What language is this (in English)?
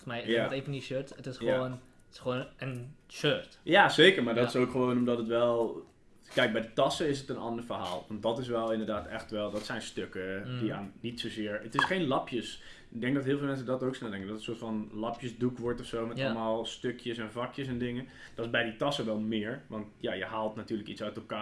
Dutch